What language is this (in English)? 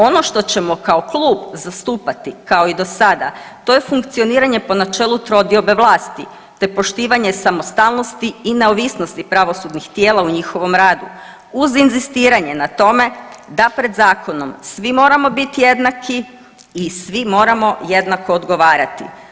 Croatian